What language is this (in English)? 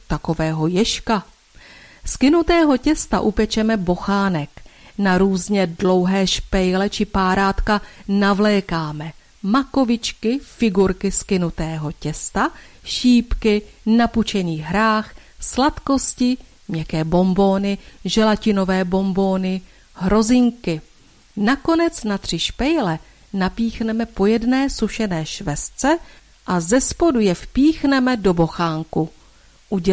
Czech